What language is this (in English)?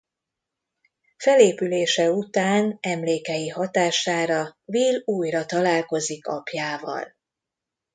Hungarian